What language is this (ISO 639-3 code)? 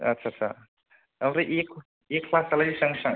brx